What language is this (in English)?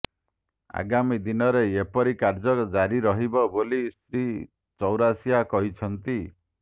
Odia